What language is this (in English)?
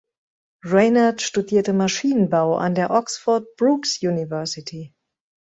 German